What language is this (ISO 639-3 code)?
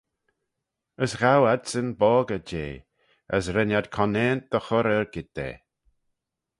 glv